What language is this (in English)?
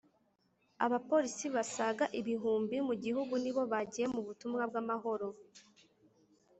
Kinyarwanda